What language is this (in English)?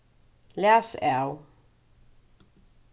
Faroese